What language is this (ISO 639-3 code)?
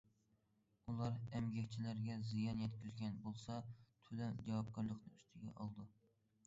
uig